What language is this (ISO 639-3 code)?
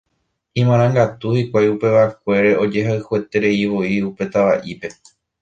grn